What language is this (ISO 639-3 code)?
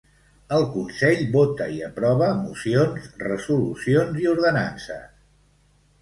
cat